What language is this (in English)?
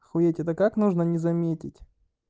Russian